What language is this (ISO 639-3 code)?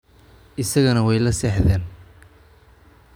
som